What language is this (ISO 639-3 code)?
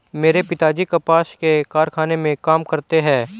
hin